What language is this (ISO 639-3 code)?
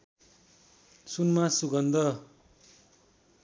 nep